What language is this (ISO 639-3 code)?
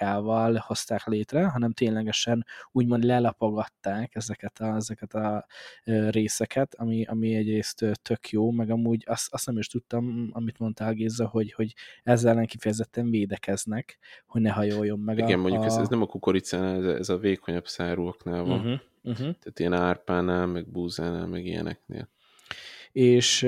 hun